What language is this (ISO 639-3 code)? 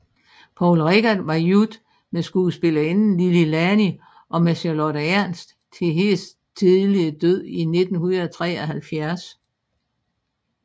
dan